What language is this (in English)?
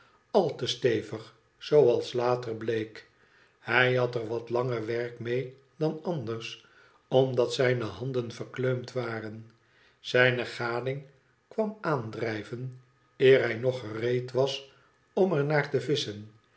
Dutch